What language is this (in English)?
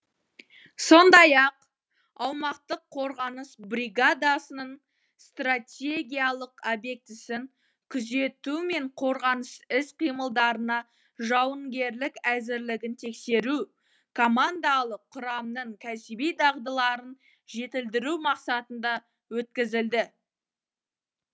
Kazakh